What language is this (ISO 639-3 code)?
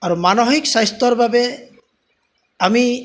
asm